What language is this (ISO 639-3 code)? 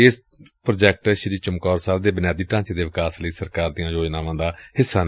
pan